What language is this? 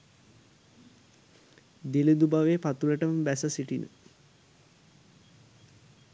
Sinhala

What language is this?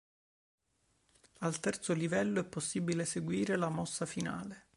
Italian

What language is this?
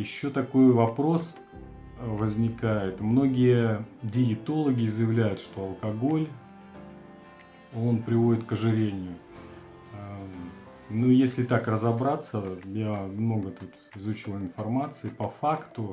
Russian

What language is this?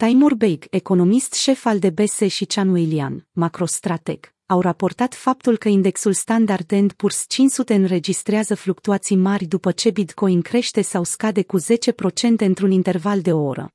Romanian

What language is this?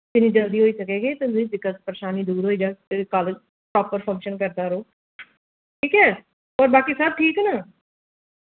Dogri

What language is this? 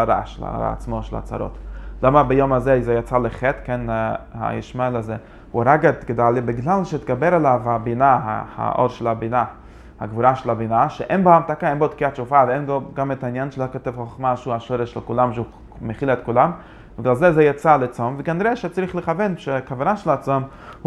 Hebrew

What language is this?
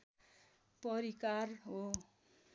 Nepali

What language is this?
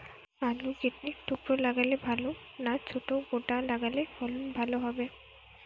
Bangla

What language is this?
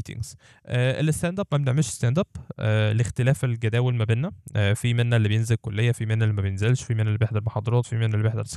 Arabic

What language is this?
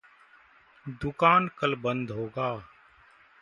Hindi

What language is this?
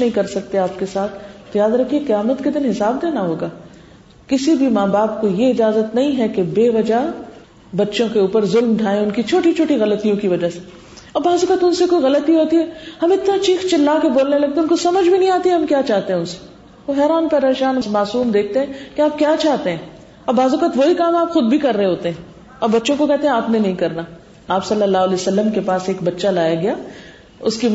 Urdu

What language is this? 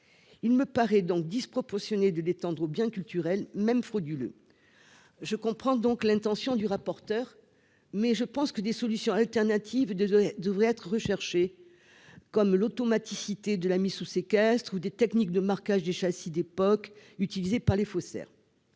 French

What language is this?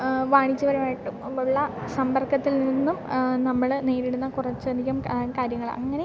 Malayalam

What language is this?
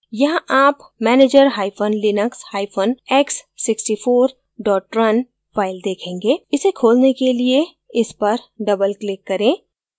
Hindi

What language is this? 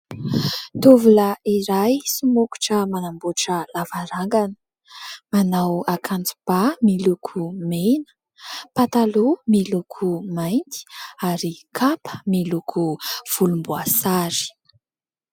Malagasy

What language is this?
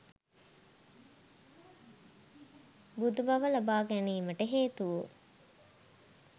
Sinhala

